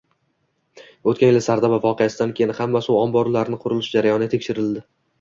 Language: Uzbek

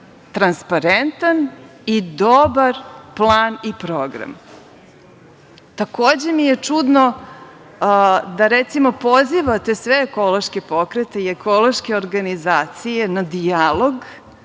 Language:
Serbian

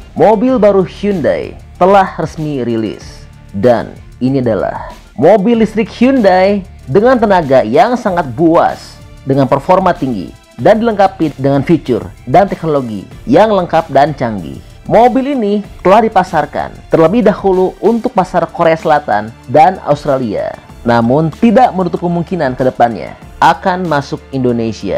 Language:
Indonesian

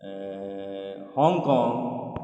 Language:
Maithili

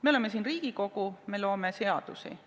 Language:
Estonian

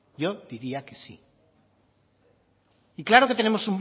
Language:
Spanish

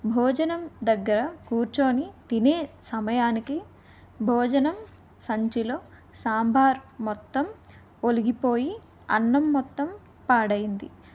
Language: Telugu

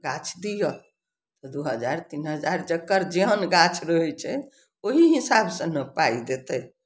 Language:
Maithili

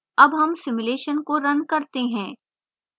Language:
Hindi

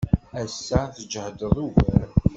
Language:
Kabyle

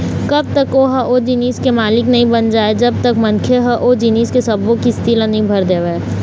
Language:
Chhattisgarhi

